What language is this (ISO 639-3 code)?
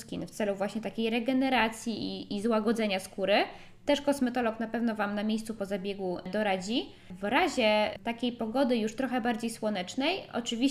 pol